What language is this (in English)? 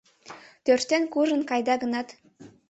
Mari